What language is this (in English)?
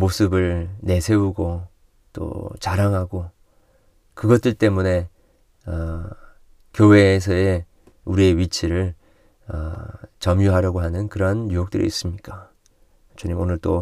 Korean